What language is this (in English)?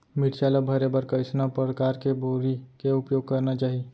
Chhattisgarhi